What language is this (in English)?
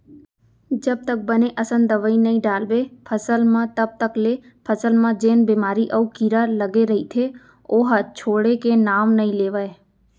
Chhattisgarhi